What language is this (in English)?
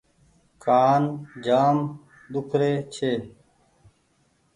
Goaria